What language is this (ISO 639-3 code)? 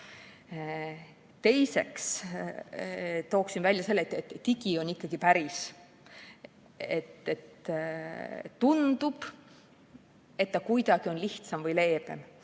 est